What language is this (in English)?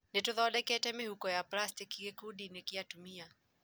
Kikuyu